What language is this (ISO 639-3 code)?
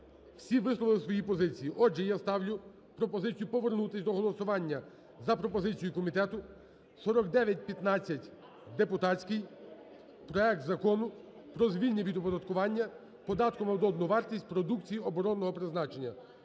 ukr